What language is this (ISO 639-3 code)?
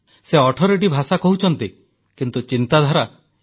ori